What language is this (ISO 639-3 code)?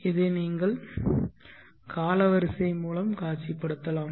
tam